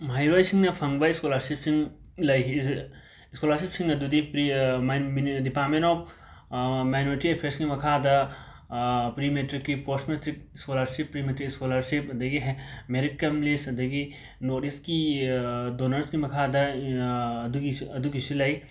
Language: Manipuri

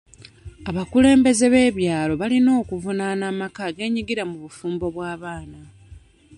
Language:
Ganda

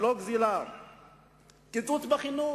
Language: Hebrew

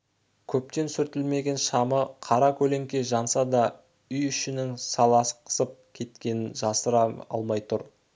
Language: Kazakh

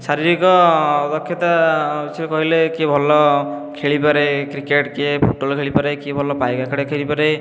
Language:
Odia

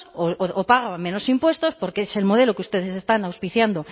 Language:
Spanish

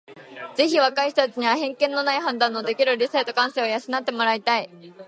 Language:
Japanese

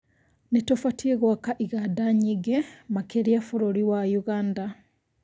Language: Kikuyu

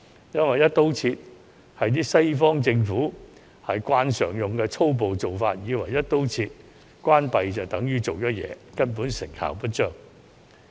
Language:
Cantonese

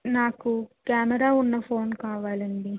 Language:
Telugu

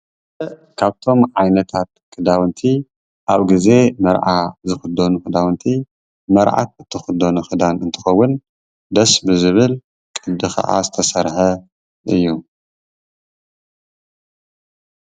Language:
Tigrinya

